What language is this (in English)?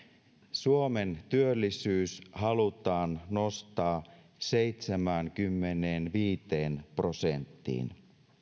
Finnish